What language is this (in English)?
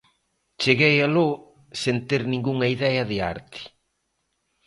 Galician